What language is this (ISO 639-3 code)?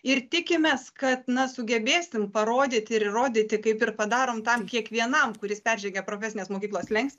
lit